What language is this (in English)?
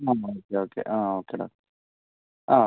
Malayalam